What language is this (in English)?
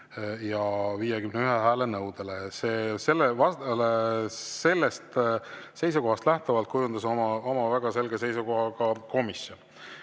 Estonian